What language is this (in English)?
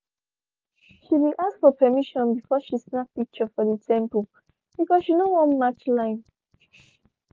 Nigerian Pidgin